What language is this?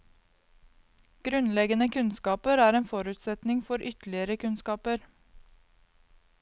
Norwegian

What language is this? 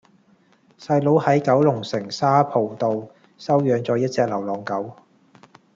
Cantonese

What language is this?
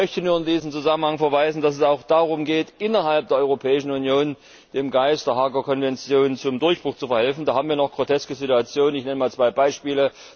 German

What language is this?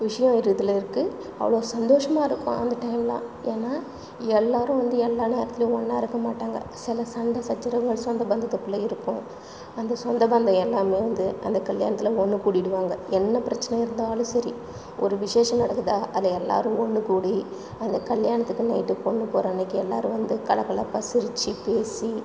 Tamil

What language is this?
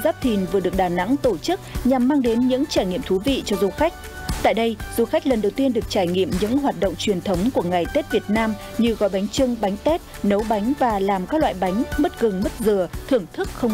Vietnamese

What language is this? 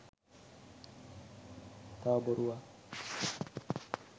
Sinhala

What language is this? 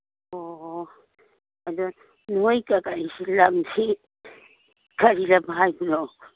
Manipuri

